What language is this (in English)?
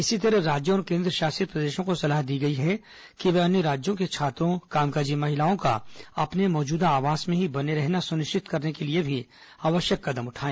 Hindi